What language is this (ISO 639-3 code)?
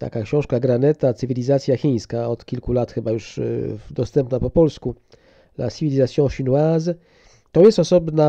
pol